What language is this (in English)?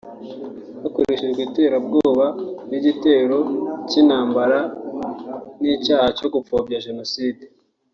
Kinyarwanda